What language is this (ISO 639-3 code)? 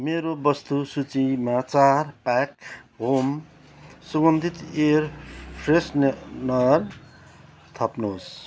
nep